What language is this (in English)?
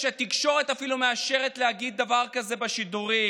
Hebrew